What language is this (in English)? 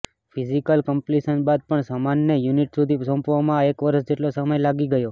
Gujarati